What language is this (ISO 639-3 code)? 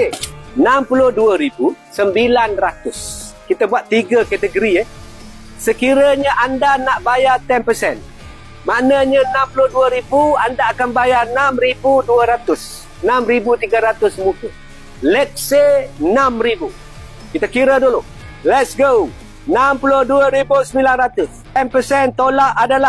msa